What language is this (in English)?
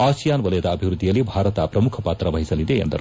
Kannada